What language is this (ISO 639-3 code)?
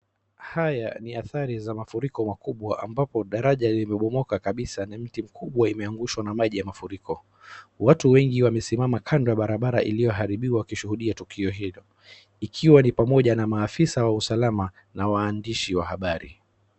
swa